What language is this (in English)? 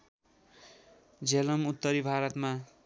Nepali